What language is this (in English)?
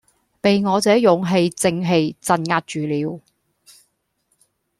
Cantonese